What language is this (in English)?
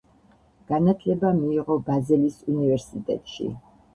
Georgian